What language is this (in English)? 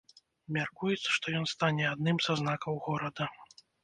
Belarusian